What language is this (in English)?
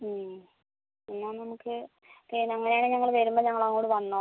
Malayalam